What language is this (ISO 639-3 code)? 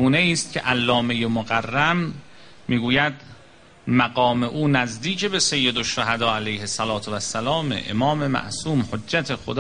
fas